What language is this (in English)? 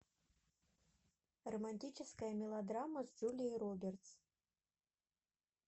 Russian